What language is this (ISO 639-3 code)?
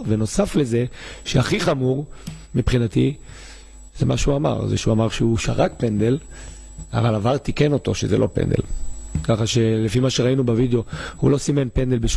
heb